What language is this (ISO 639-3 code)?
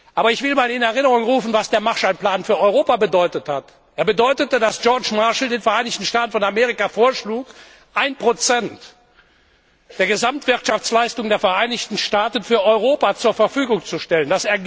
deu